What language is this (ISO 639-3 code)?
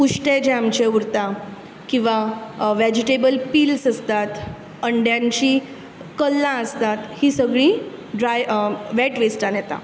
kok